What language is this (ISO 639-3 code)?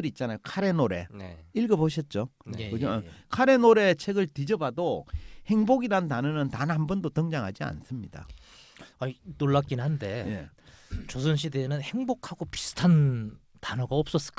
kor